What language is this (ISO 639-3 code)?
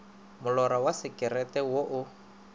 nso